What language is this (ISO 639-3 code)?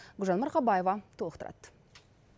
kaz